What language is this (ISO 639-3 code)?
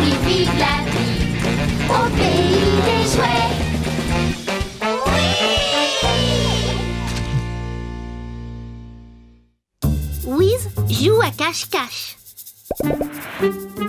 fra